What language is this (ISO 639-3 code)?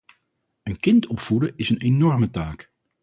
nld